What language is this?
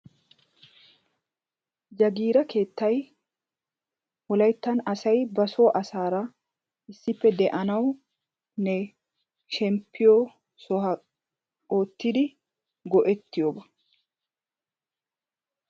Wolaytta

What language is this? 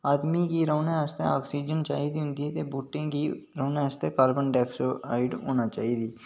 Dogri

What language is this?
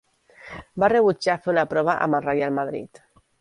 Catalan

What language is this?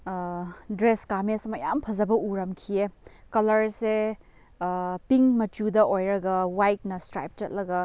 Manipuri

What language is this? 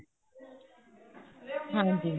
Punjabi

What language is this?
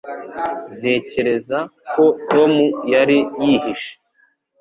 Kinyarwanda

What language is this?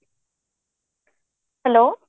Odia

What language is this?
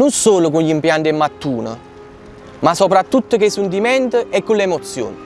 Italian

